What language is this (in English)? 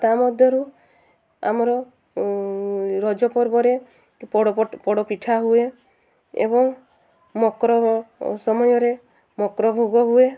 Odia